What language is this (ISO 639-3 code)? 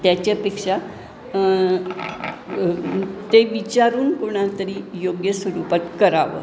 mar